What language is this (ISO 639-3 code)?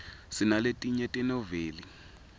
ssw